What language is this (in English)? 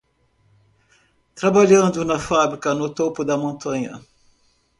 Portuguese